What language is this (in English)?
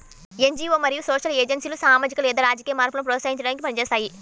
Telugu